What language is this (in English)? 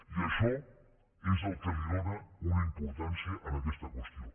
Catalan